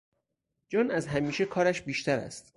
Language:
Persian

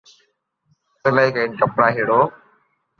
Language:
Loarki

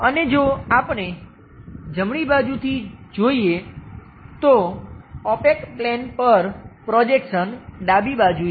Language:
Gujarati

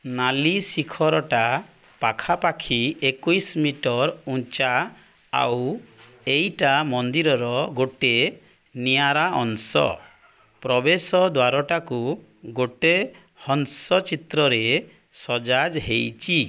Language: Odia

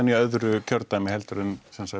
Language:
Icelandic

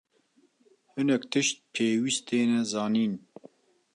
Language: Kurdish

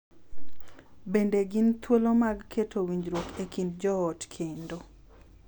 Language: Luo (Kenya and Tanzania)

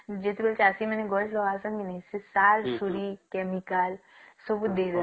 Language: Odia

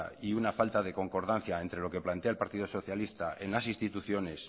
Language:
Spanish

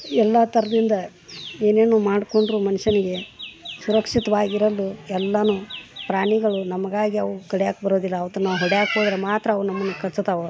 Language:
Kannada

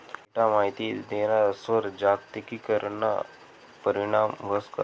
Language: Marathi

